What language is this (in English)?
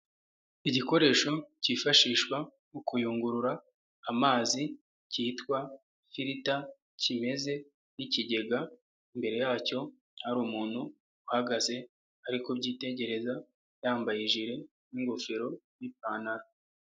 Kinyarwanda